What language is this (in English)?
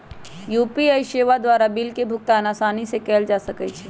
Magahi